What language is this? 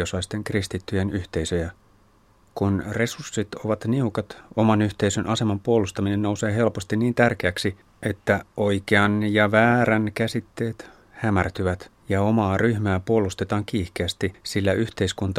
Finnish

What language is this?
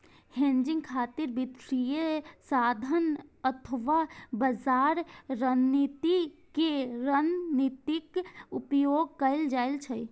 Maithili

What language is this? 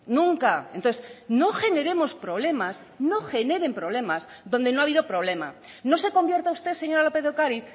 Spanish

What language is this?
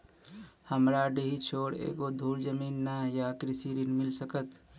Maithili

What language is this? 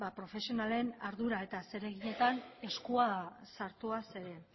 Basque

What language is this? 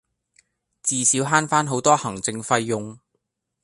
Cantonese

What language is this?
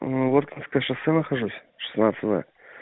Russian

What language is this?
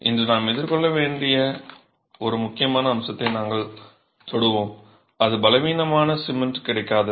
Tamil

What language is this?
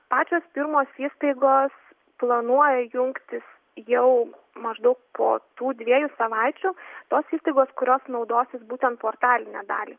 Lithuanian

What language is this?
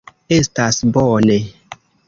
Esperanto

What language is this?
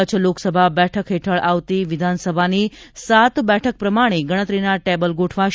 Gujarati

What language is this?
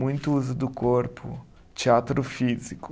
Portuguese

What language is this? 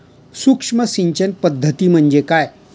Marathi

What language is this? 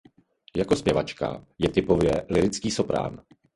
Czech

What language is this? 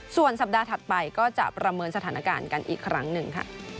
Thai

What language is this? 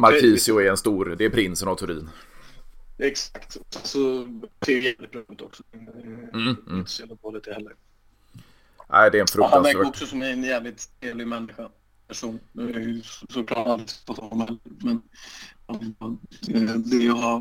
Swedish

